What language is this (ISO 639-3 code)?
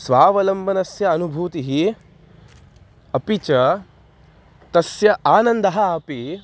san